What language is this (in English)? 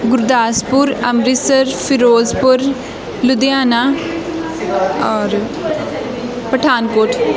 Punjabi